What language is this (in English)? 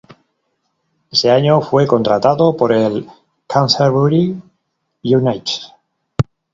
Spanish